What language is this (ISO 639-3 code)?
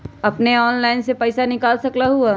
mag